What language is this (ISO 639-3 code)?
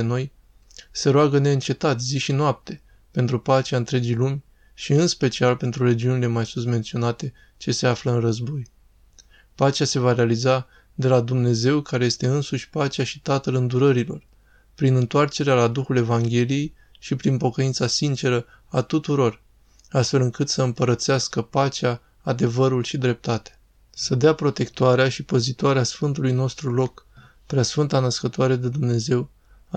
ron